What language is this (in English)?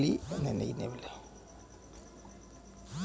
Maithili